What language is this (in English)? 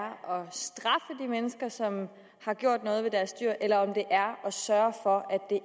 Danish